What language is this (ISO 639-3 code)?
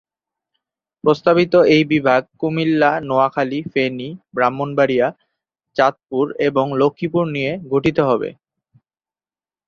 ben